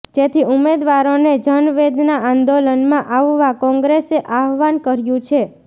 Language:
Gujarati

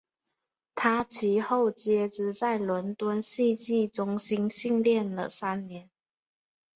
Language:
Chinese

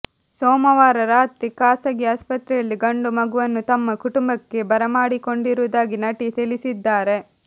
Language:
Kannada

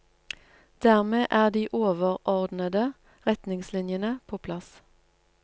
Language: Norwegian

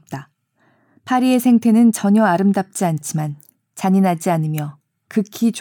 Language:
Korean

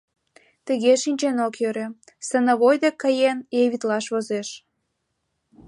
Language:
Mari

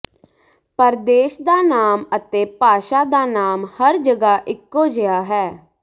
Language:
Punjabi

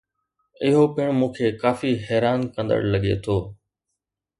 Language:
Sindhi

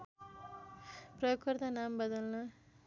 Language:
Nepali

